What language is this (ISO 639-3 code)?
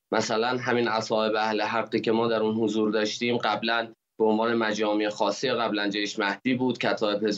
fas